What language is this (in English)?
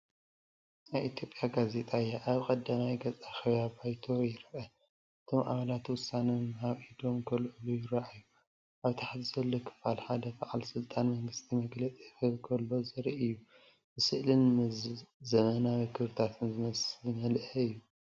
Tigrinya